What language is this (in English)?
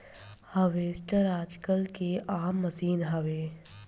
Bhojpuri